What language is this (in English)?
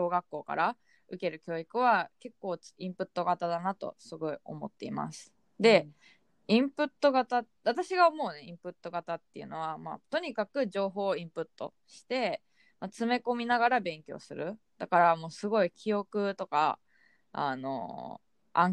Japanese